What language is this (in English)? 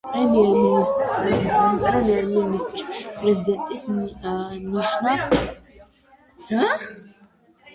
Georgian